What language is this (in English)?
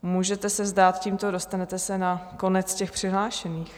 Czech